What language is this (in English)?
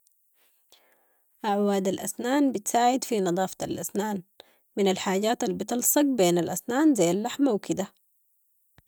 Sudanese Arabic